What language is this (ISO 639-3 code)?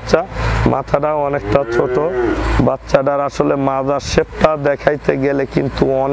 ron